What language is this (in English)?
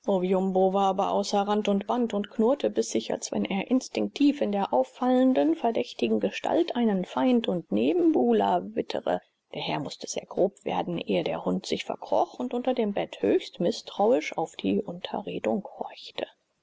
German